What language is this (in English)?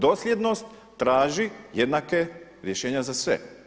Croatian